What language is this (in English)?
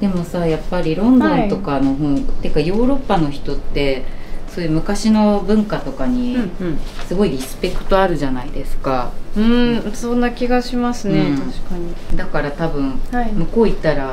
Japanese